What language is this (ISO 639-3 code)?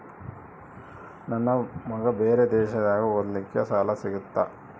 kan